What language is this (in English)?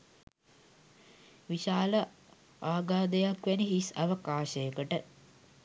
Sinhala